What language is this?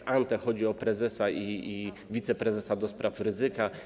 Polish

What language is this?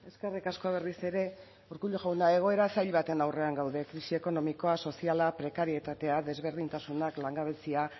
Basque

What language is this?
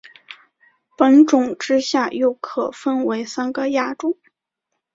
Chinese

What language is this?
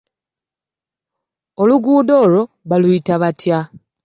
Ganda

